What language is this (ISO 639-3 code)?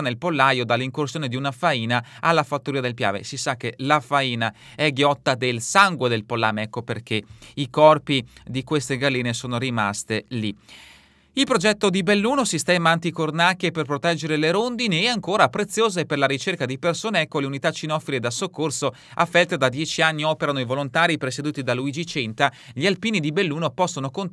ita